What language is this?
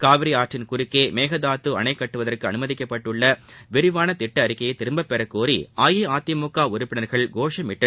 Tamil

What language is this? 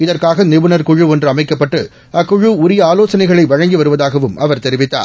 Tamil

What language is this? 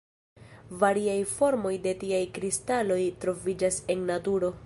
Esperanto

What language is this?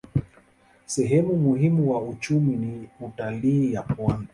Swahili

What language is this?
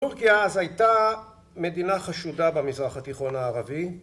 Hebrew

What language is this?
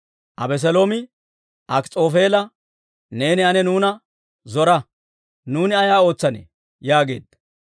Dawro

